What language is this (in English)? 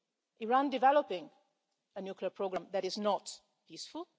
English